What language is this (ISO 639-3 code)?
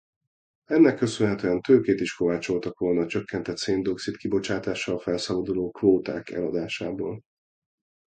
hun